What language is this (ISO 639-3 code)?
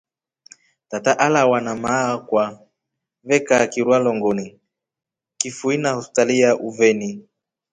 rof